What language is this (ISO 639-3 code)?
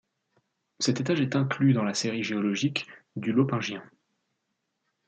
fra